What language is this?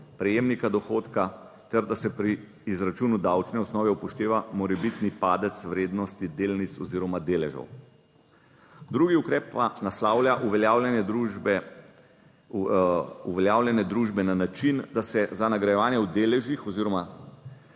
Slovenian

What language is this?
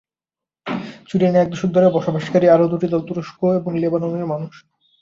Bangla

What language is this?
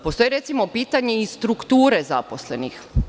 Serbian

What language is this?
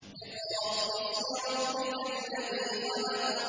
Arabic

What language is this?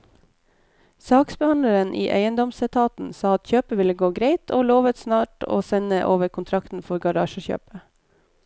Norwegian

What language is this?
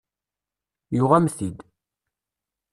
Kabyle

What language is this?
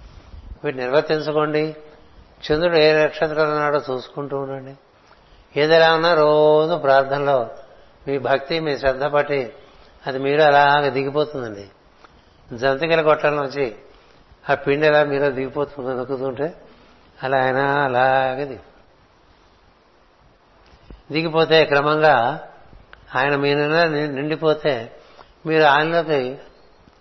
Telugu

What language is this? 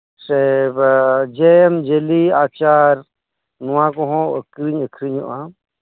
Santali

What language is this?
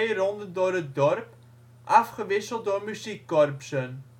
Dutch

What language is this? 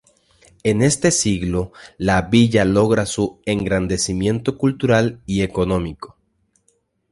Spanish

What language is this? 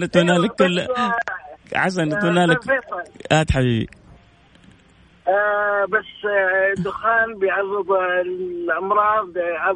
Arabic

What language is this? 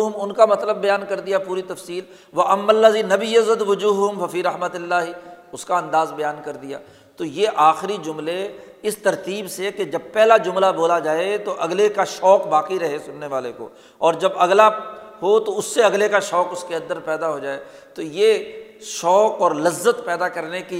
Urdu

